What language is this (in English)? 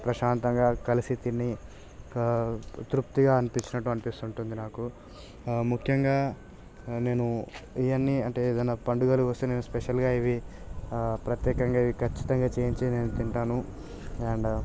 Telugu